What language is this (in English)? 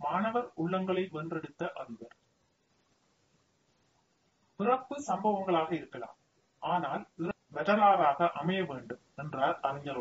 Tamil